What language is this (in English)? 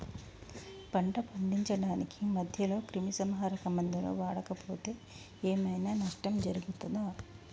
Telugu